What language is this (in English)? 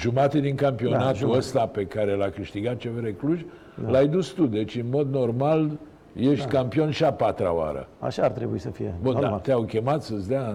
Romanian